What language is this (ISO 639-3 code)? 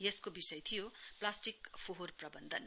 nep